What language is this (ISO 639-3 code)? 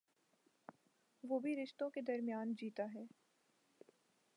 urd